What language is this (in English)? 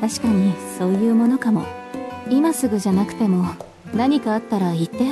Japanese